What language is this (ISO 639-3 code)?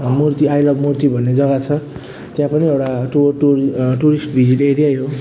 nep